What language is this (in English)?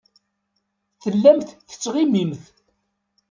Kabyle